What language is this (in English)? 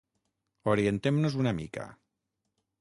Catalan